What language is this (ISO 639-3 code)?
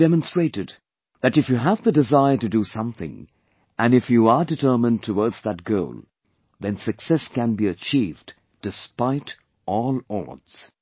eng